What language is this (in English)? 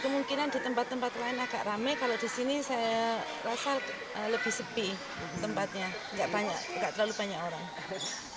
Indonesian